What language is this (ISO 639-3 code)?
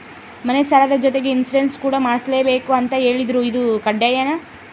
kan